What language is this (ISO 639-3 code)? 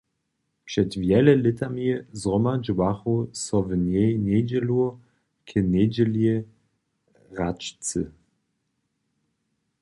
hsb